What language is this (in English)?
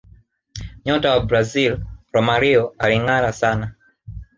Swahili